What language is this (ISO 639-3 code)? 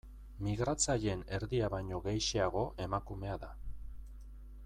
eus